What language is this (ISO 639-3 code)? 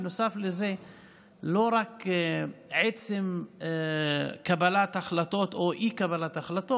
heb